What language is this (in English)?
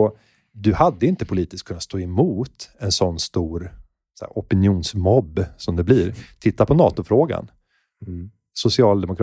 Swedish